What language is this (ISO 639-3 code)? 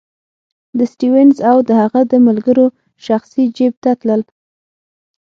pus